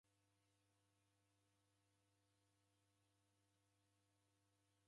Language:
Taita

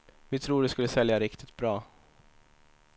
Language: Swedish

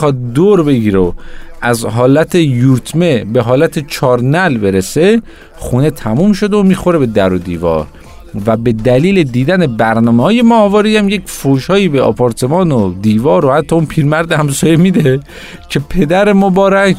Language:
Persian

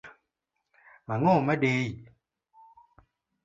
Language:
Luo (Kenya and Tanzania)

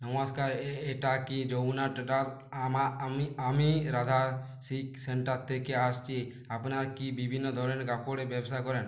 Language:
Bangla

